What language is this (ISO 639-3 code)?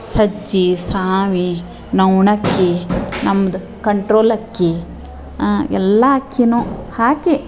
kan